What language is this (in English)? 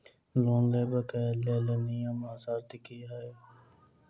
Maithili